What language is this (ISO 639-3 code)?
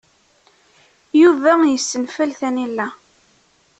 kab